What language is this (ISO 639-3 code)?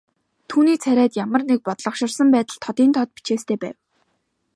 mon